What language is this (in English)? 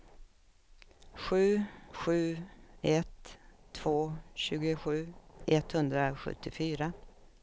Swedish